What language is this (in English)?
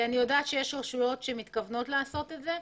Hebrew